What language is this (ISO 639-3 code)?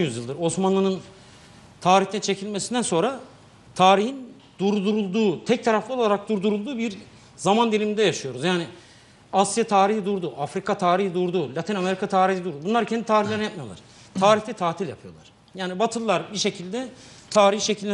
tur